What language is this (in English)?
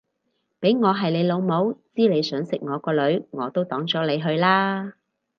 Cantonese